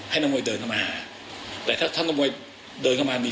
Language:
Thai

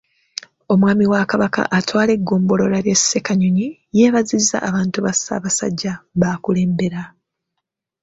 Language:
Ganda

